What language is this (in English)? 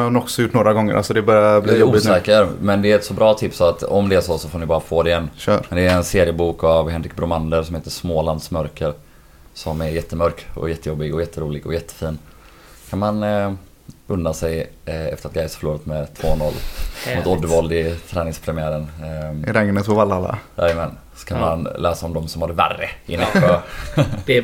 Swedish